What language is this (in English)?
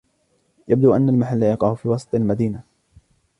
Arabic